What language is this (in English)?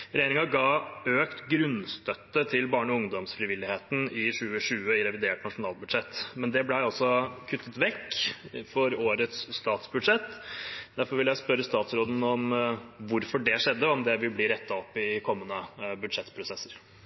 Norwegian Bokmål